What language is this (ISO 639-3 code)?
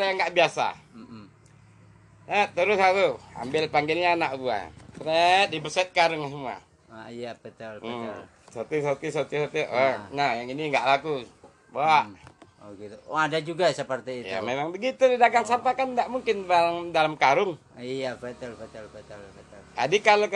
ind